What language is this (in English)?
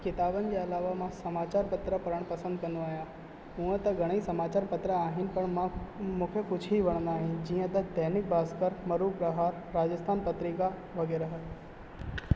Sindhi